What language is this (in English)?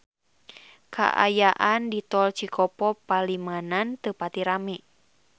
Sundanese